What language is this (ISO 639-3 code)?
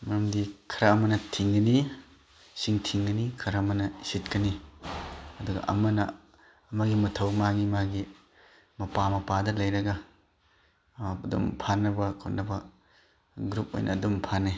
mni